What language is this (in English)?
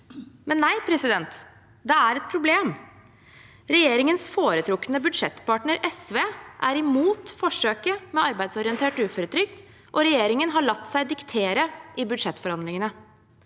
Norwegian